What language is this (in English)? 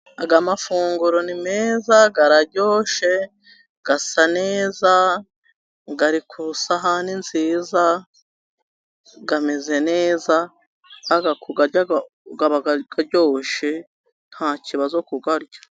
Kinyarwanda